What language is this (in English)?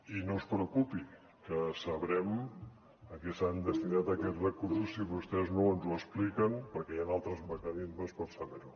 Catalan